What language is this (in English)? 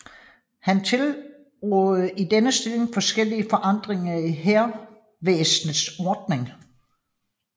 Danish